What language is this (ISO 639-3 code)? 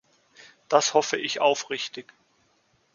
deu